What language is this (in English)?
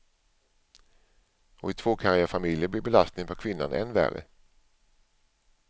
Swedish